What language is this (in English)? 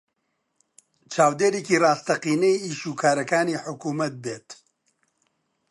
Central Kurdish